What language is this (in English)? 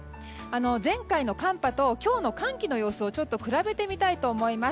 Japanese